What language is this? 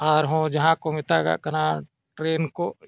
Santali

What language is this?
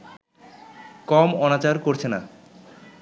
Bangla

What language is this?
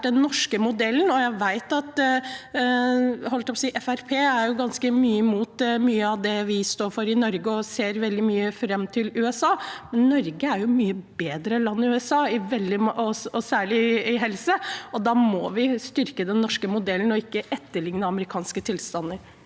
Norwegian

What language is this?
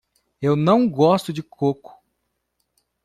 Portuguese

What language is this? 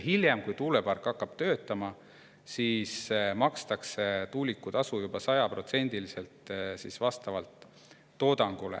Estonian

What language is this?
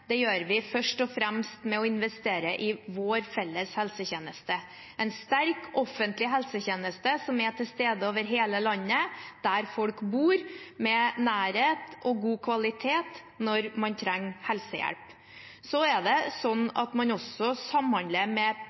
Norwegian Bokmål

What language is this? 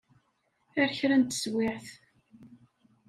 Kabyle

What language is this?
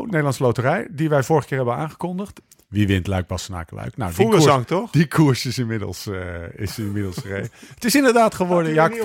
Dutch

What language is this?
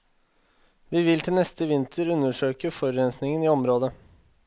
Norwegian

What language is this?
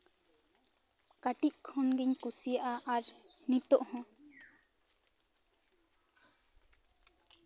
Santali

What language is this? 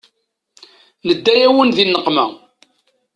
Kabyle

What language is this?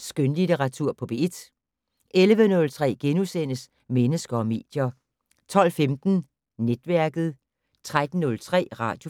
Danish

